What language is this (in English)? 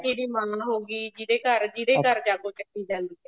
Punjabi